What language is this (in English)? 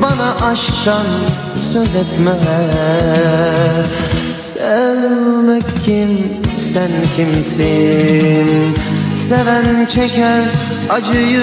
Turkish